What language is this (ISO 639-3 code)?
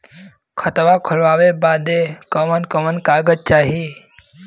bho